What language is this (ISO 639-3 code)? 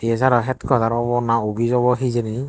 ccp